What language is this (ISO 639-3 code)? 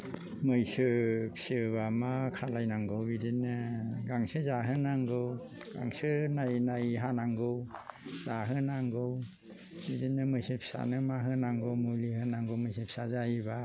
brx